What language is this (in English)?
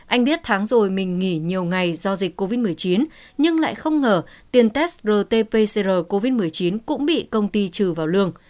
Vietnamese